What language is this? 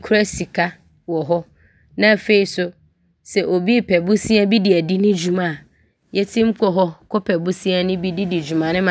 Abron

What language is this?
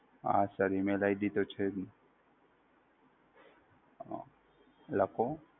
Gujarati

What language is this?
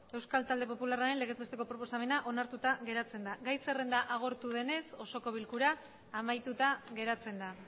Basque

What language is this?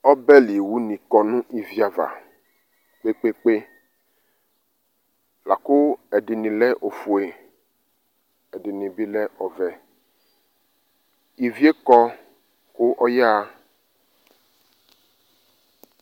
Ikposo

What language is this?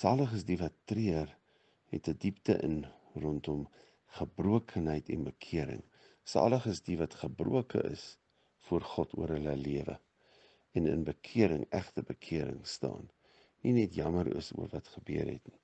Dutch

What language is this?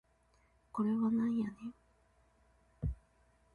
Japanese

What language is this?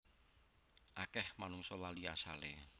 Javanese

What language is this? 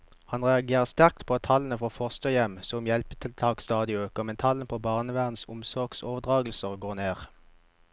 Norwegian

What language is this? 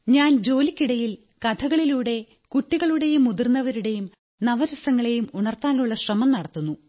Malayalam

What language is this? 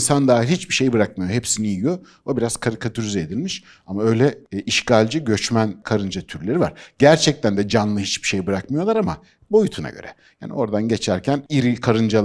Turkish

